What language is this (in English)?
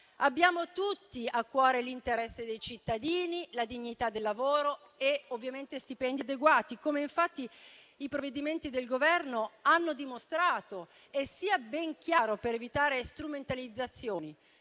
Italian